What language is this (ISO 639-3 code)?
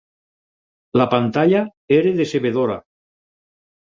cat